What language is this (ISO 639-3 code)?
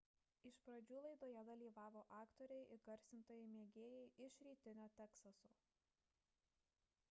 lit